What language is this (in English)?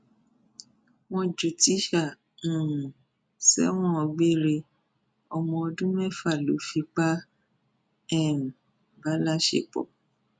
Yoruba